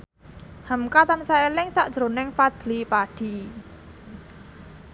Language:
Javanese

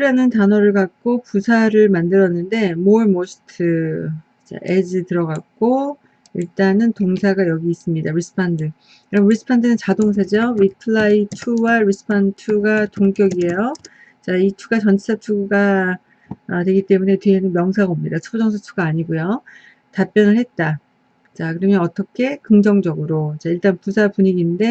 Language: Korean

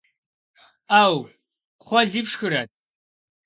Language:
Kabardian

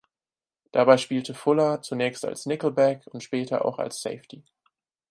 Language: German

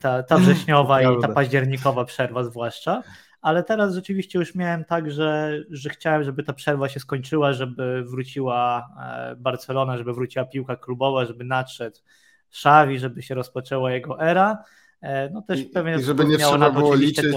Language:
Polish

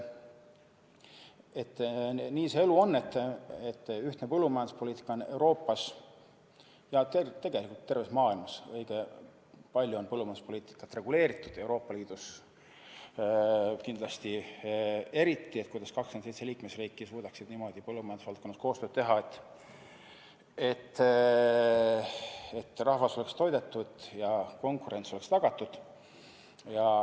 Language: Estonian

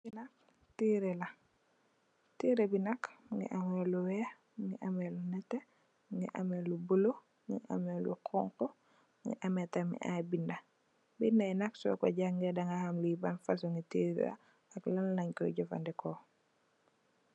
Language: Wolof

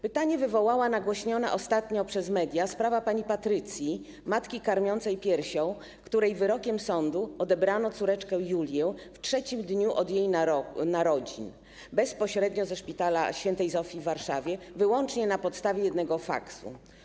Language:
Polish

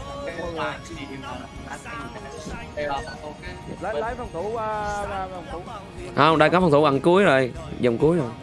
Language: Vietnamese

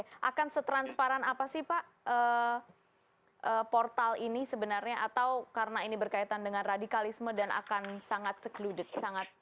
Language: Indonesian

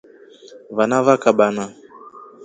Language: Rombo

